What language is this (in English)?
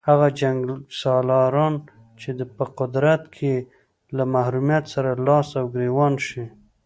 Pashto